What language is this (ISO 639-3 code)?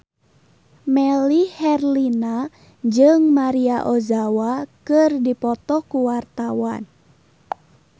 sun